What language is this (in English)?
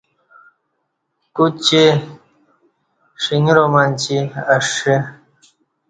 Kati